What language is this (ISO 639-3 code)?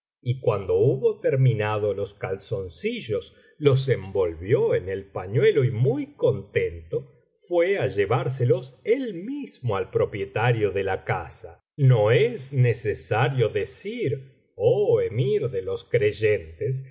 spa